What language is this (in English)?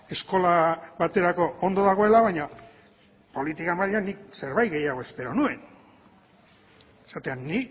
Basque